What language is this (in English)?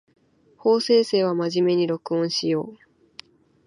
Japanese